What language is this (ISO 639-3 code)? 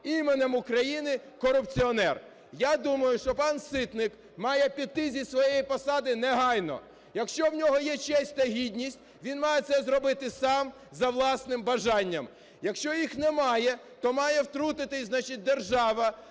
ukr